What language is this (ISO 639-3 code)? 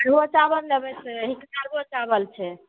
mai